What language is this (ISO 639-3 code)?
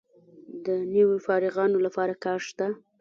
pus